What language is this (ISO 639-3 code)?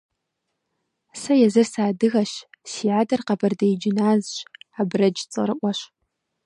kbd